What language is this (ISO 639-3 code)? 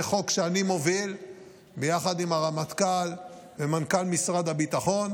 heb